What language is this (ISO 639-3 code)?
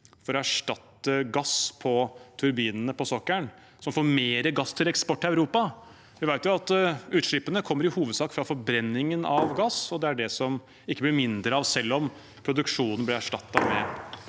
nor